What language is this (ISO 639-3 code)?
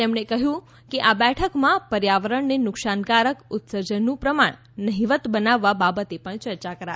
guj